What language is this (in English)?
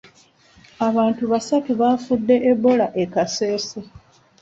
Ganda